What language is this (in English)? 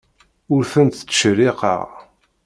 Kabyle